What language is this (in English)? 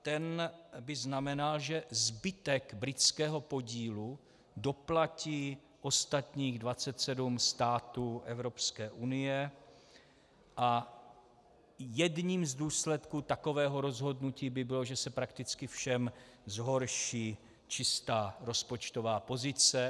Czech